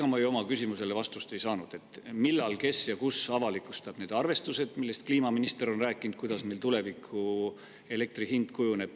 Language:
Estonian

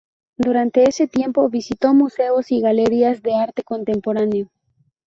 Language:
Spanish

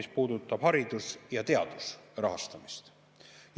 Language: Estonian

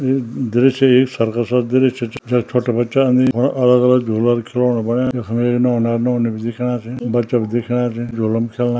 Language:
Garhwali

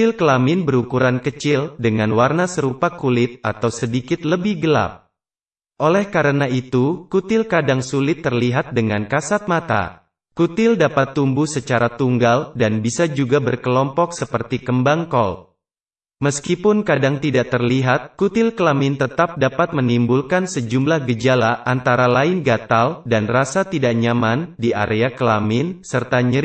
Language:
Indonesian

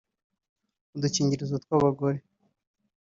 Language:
Kinyarwanda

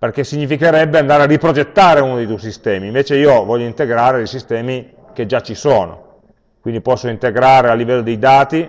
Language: Italian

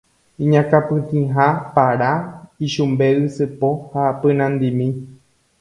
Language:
Guarani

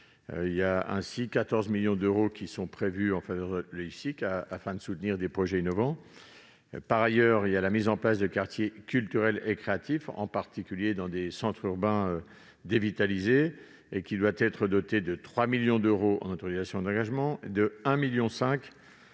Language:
French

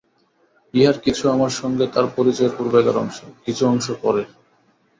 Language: Bangla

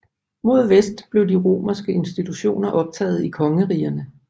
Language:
Danish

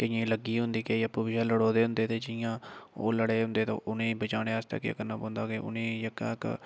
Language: Dogri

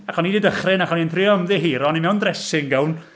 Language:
Welsh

